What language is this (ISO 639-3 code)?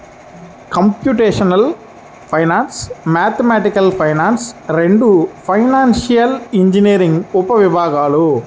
tel